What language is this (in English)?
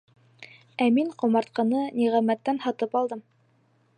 Bashkir